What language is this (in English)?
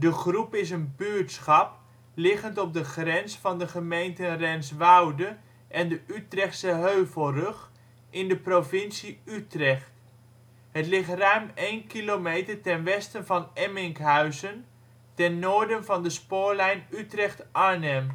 Dutch